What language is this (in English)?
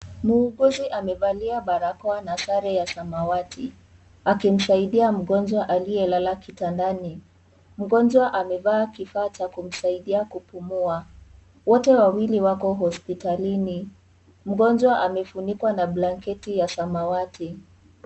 Swahili